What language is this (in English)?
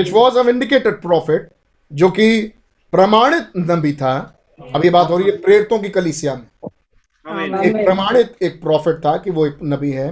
Hindi